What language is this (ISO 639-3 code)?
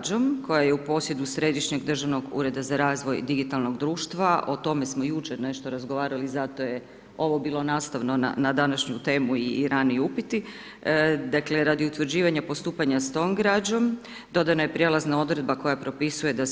hrv